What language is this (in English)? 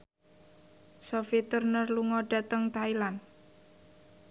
Javanese